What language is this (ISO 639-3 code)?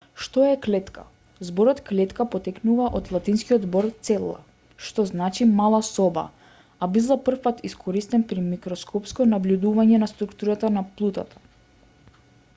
mkd